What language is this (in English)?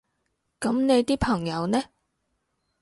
Cantonese